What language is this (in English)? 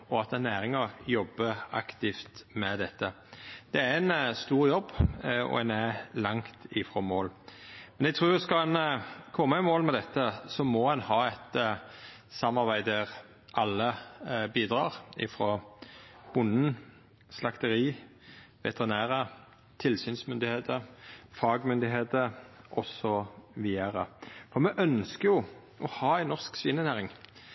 Norwegian Nynorsk